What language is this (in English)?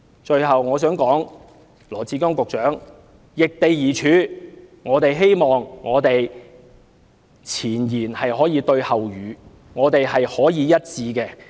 Cantonese